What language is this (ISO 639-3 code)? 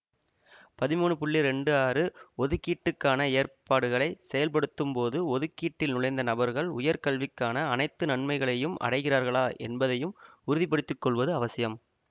tam